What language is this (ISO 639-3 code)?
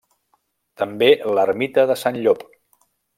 cat